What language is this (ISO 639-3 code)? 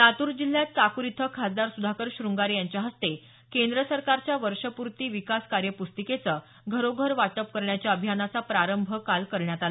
mar